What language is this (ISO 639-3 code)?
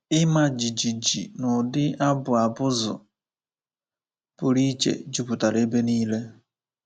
ibo